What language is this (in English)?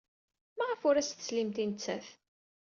Kabyle